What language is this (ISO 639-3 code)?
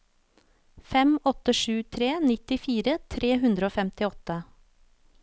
nor